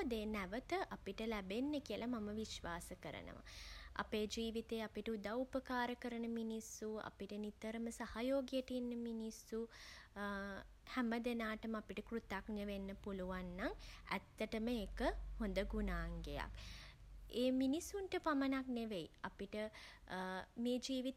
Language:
Sinhala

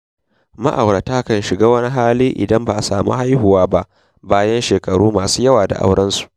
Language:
Hausa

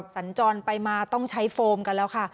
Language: Thai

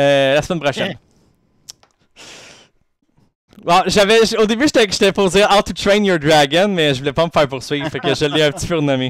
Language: French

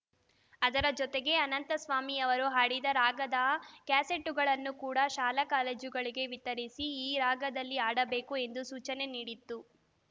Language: Kannada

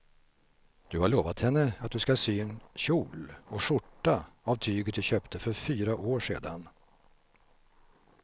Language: Swedish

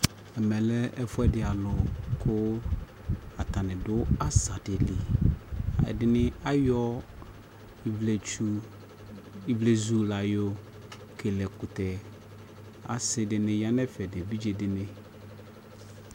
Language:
Ikposo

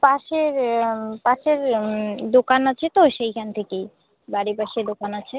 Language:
Bangla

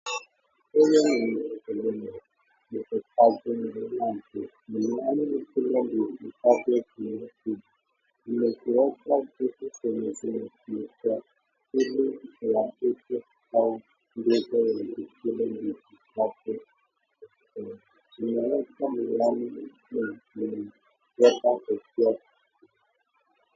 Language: Swahili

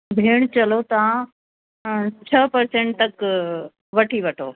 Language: Sindhi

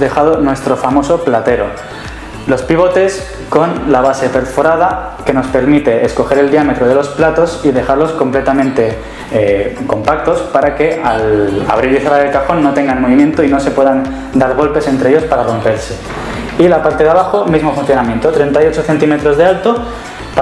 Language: Spanish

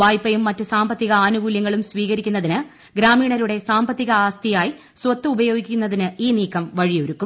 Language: Malayalam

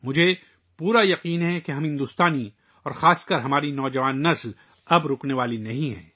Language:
Urdu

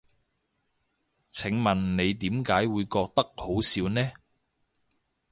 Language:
Cantonese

